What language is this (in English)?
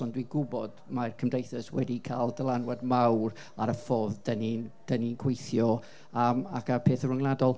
Welsh